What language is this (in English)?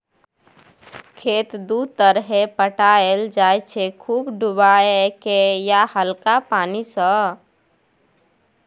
Maithili